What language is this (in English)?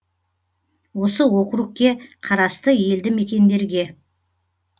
Kazakh